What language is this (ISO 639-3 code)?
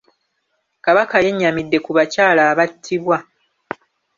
lug